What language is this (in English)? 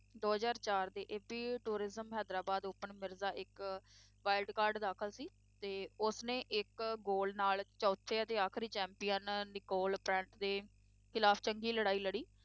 Punjabi